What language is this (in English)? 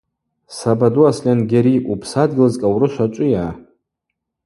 Abaza